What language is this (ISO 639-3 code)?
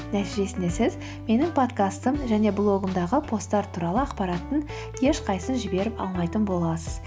kaz